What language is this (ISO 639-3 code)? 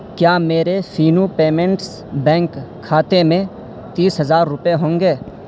urd